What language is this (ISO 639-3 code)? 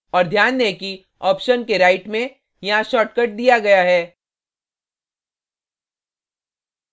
hin